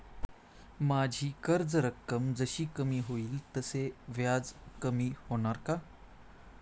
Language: Marathi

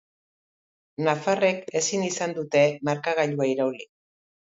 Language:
Basque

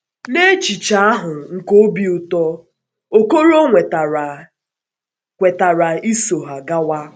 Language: Igbo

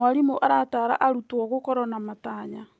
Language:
Kikuyu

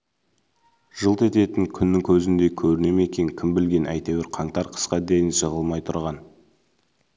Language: Kazakh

